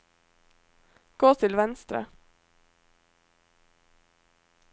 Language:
Norwegian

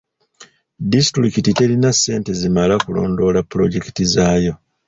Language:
Ganda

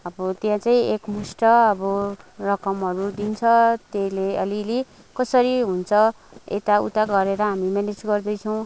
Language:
Nepali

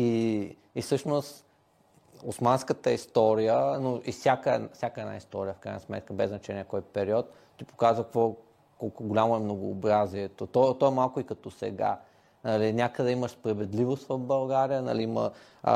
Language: Bulgarian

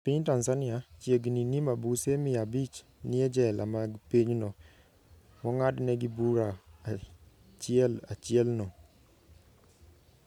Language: Luo (Kenya and Tanzania)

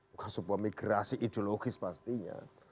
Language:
Indonesian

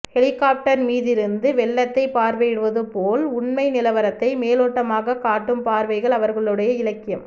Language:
Tamil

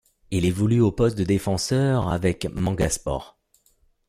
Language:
French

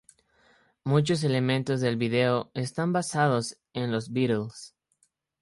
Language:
Spanish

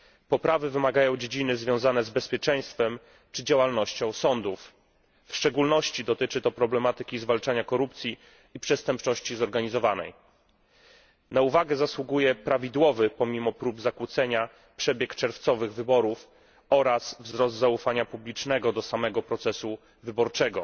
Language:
Polish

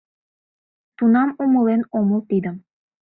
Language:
Mari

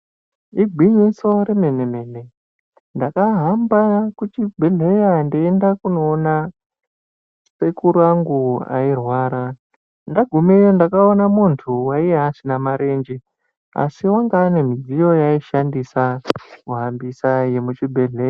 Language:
Ndau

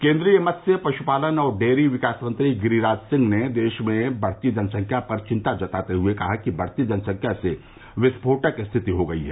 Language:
Hindi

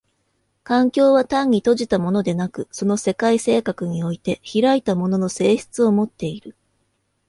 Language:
Japanese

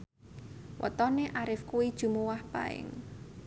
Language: Javanese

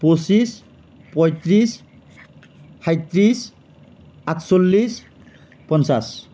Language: Assamese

